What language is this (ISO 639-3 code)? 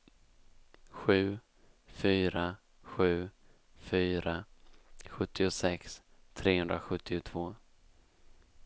swe